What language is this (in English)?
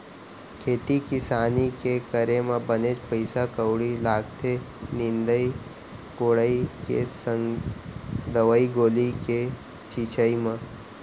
Chhattisgarhi